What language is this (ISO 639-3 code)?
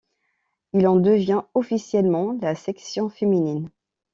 fra